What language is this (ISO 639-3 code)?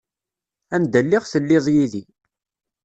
kab